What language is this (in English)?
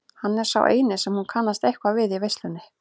Icelandic